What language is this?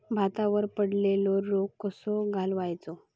Marathi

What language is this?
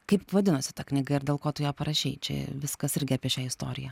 Lithuanian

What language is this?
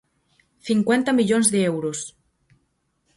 Galician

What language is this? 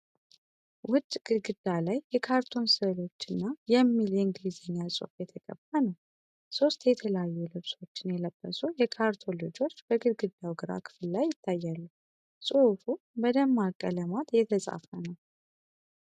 Amharic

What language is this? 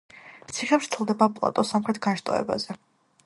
Georgian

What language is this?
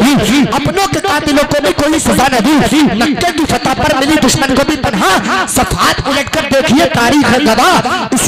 Hindi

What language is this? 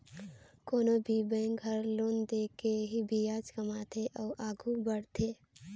Chhattisgarhi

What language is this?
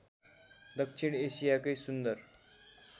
Nepali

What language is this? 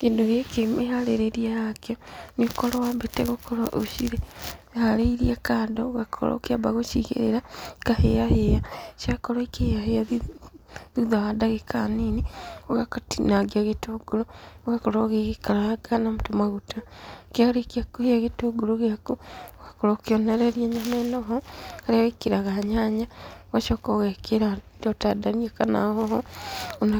Kikuyu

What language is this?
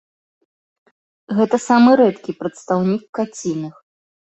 Belarusian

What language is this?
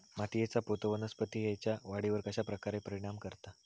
Marathi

